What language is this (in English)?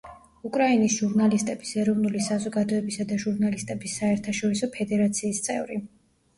Georgian